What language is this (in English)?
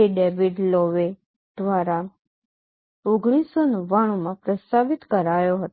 Gujarati